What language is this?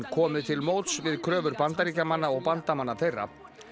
Icelandic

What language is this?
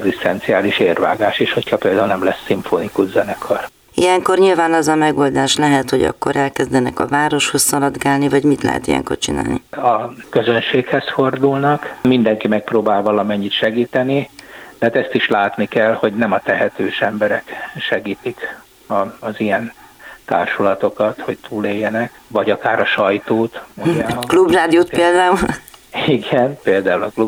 Hungarian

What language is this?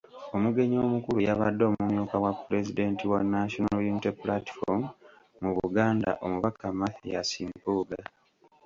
Ganda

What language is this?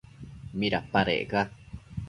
Matsés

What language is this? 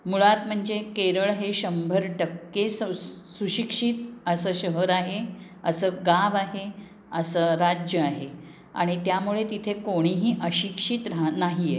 Marathi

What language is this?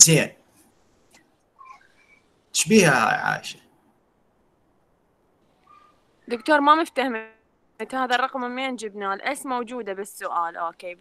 Arabic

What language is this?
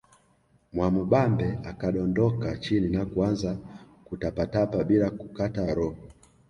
Swahili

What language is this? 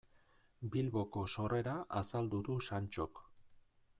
Basque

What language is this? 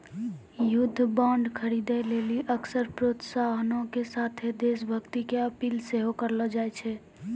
Maithili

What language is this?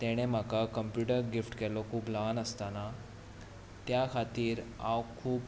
Konkani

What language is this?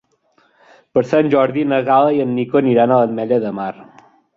Catalan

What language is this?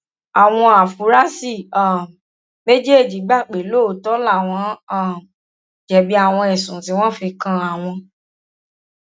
Yoruba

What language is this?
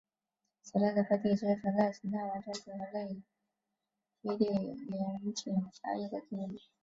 Chinese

